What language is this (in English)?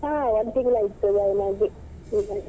Kannada